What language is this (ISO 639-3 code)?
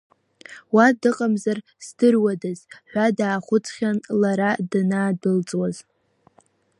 abk